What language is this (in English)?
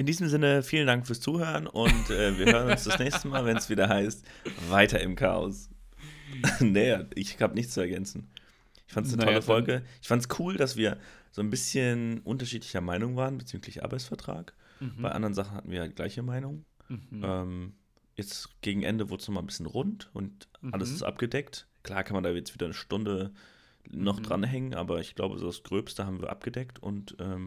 German